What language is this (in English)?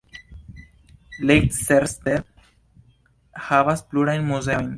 Esperanto